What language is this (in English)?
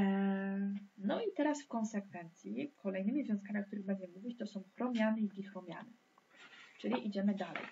Polish